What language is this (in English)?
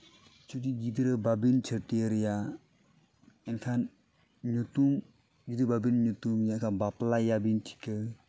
Santali